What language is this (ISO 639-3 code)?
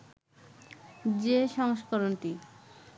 ben